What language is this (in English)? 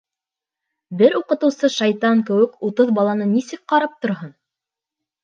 Bashkir